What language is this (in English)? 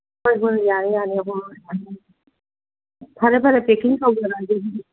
Manipuri